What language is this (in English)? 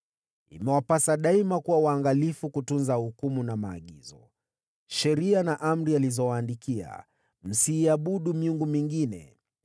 Swahili